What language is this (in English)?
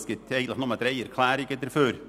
Swiss German